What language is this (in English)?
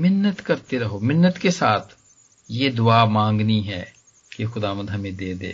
Hindi